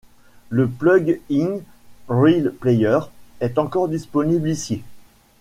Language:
French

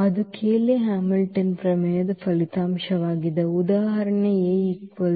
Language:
Kannada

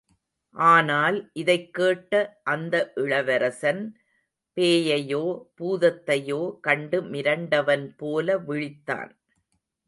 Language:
Tamil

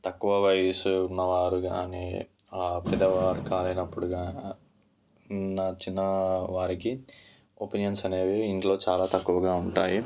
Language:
Telugu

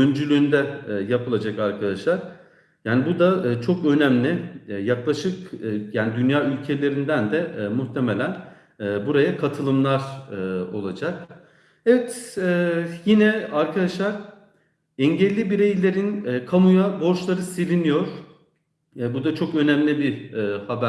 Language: Turkish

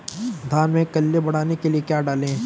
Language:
Hindi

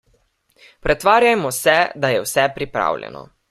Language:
Slovenian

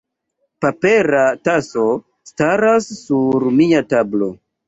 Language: Esperanto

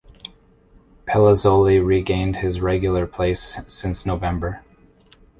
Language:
English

